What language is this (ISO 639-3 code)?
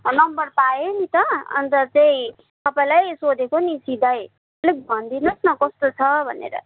nep